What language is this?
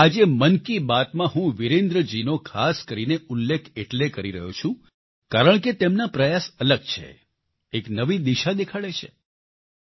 Gujarati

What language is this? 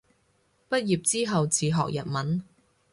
Cantonese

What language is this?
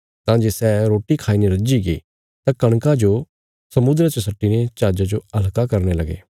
Bilaspuri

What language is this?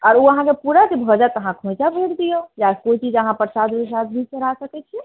Maithili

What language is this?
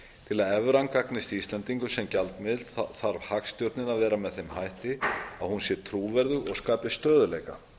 Icelandic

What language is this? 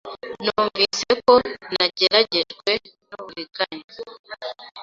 Kinyarwanda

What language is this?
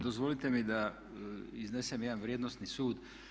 Croatian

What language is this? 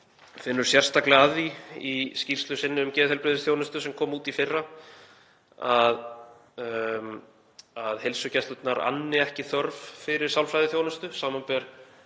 Icelandic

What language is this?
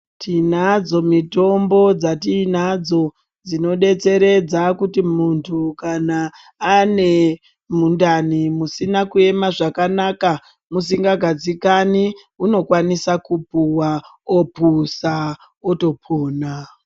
Ndau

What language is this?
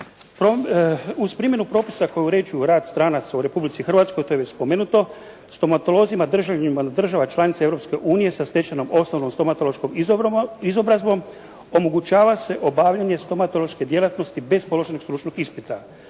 Croatian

